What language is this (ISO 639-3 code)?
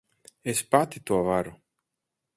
lav